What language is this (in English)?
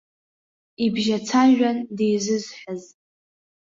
Abkhazian